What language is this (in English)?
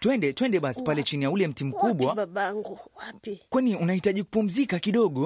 Swahili